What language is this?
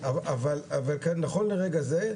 Hebrew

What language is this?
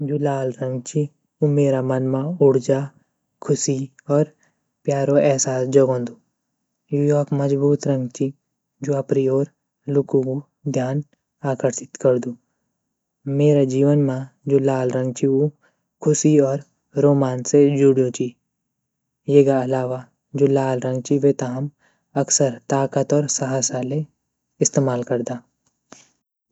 Garhwali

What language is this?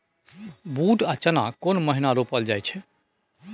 Maithili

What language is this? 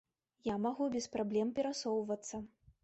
Belarusian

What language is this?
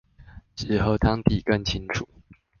Chinese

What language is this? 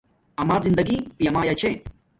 Domaaki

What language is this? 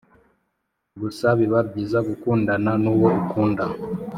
Kinyarwanda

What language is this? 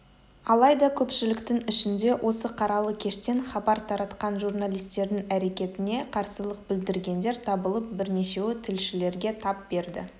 Kazakh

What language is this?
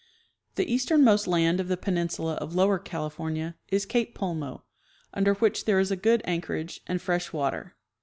English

